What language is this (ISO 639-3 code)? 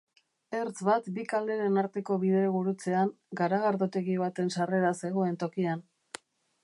eus